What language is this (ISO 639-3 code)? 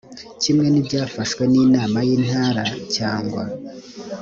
kin